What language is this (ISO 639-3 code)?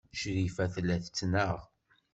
kab